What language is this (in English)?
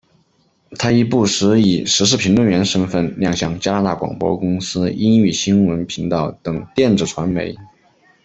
Chinese